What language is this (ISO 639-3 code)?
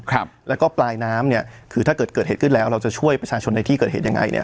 tha